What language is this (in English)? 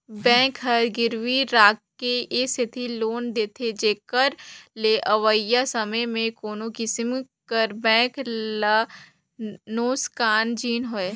Chhattisgarhi